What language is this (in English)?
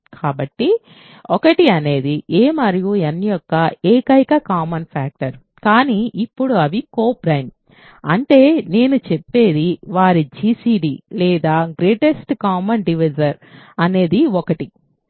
Telugu